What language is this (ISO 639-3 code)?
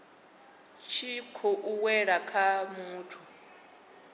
ven